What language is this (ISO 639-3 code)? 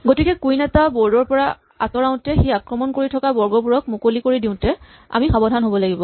asm